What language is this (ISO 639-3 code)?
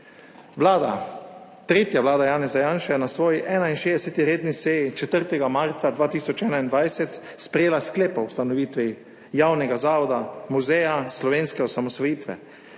slv